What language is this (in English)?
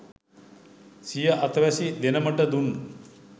Sinhala